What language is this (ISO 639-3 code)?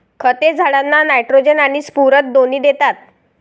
mar